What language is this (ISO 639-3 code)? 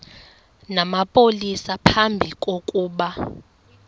xho